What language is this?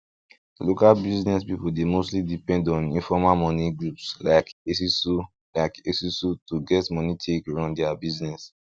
Nigerian Pidgin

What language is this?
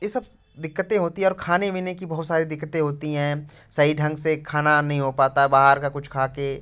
Hindi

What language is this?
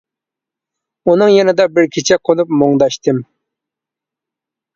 Uyghur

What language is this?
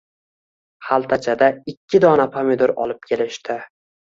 Uzbek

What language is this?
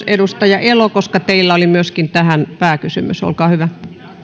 Finnish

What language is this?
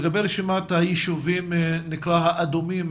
Hebrew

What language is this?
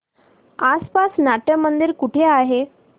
Marathi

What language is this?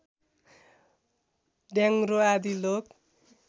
Nepali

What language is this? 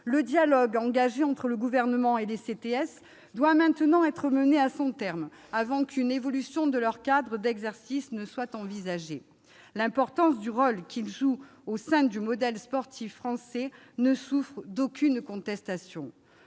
French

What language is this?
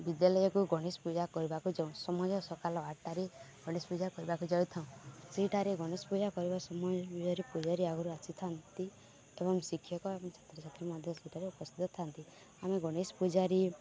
Odia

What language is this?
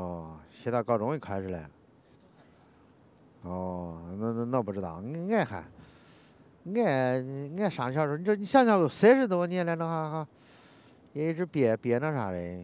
Chinese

